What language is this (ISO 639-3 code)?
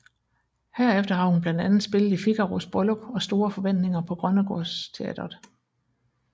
dan